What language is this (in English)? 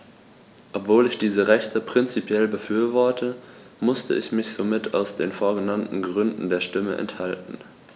German